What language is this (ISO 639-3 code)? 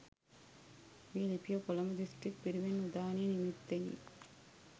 sin